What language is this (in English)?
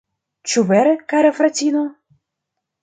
Esperanto